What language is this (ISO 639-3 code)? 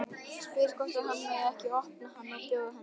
isl